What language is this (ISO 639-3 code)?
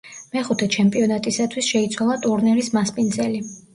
kat